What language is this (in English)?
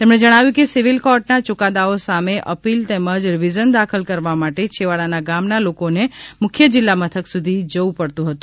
Gujarati